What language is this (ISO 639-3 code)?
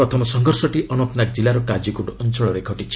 ori